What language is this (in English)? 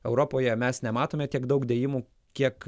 Lithuanian